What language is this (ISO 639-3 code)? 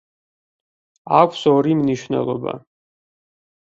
kat